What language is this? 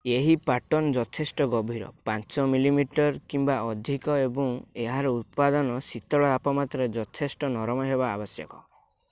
Odia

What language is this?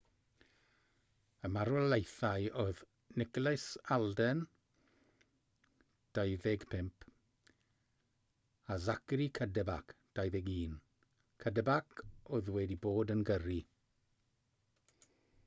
Welsh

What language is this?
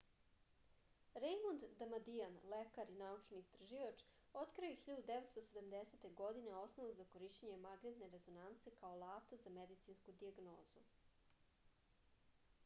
Serbian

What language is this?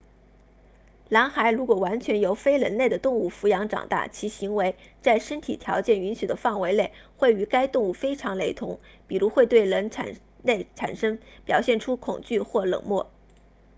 Chinese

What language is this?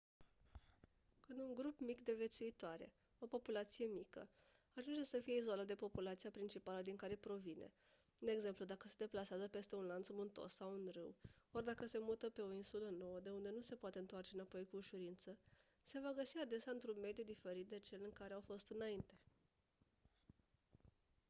Romanian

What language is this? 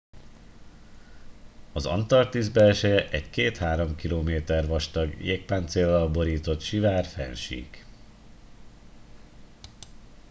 Hungarian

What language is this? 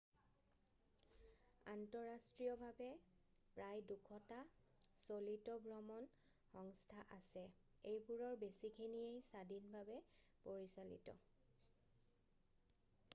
Assamese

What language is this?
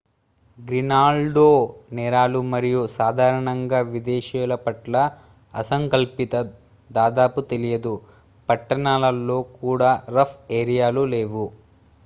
Telugu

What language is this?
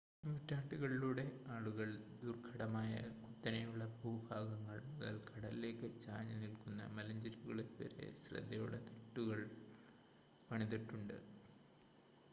Malayalam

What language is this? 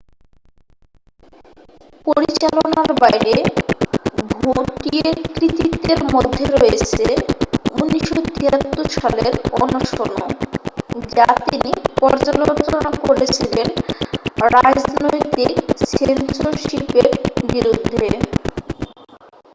Bangla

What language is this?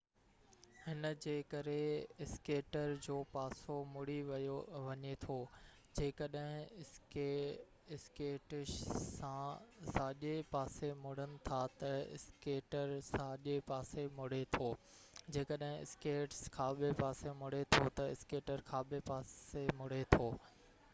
Sindhi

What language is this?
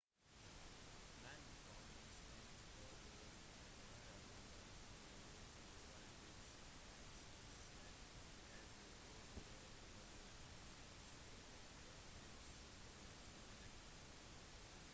Norwegian Bokmål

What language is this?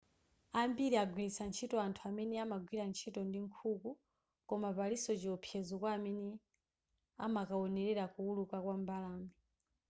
Nyanja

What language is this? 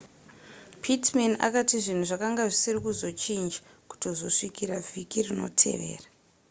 Shona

